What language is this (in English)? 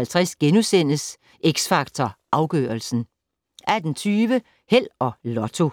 Danish